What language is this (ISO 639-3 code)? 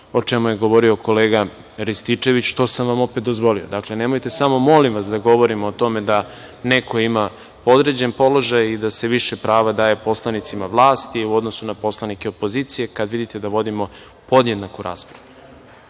srp